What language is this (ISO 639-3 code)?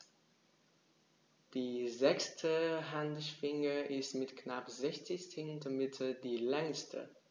deu